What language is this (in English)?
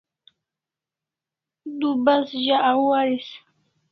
Kalasha